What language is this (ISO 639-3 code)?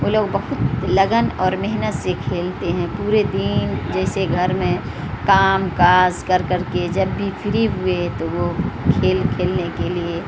urd